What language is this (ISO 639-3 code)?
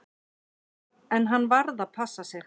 isl